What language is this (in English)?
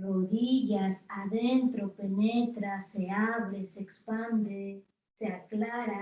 Spanish